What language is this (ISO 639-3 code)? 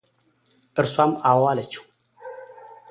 amh